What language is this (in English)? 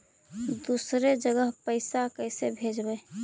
Magahi